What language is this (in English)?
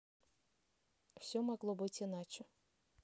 Russian